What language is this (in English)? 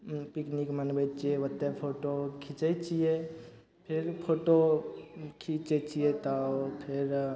Maithili